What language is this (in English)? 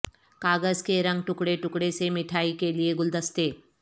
Urdu